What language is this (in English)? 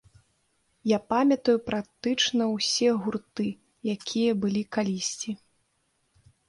Belarusian